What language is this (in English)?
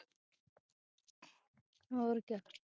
Punjabi